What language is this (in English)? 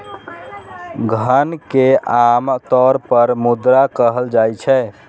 Maithili